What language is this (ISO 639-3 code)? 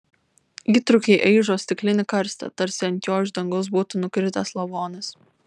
lit